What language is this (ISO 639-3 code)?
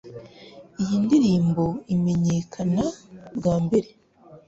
kin